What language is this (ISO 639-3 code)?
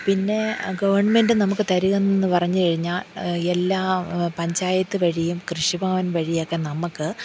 mal